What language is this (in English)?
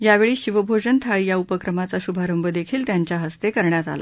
Marathi